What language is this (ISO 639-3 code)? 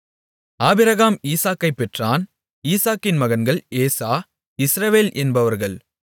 tam